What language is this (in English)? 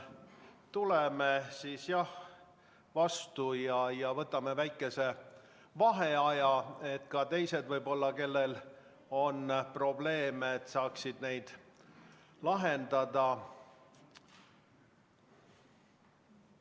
Estonian